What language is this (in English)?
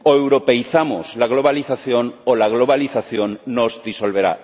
Spanish